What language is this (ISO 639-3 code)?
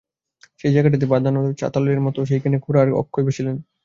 ben